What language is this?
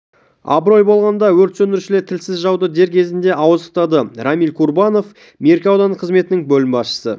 Kazakh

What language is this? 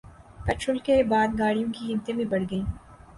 Urdu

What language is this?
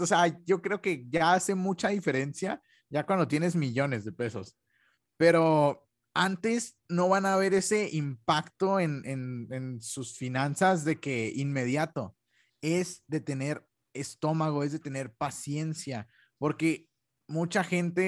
Spanish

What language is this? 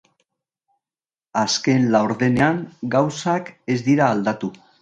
Basque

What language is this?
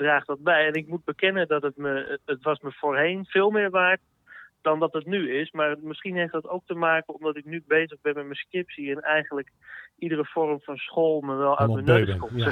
Dutch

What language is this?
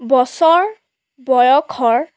Assamese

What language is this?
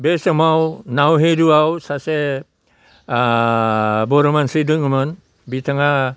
Bodo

